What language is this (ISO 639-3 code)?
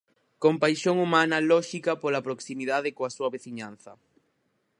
glg